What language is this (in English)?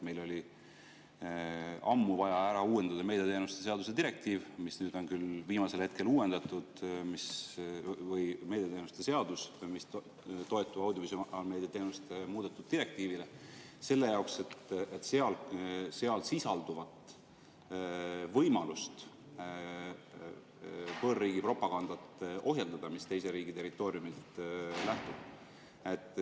Estonian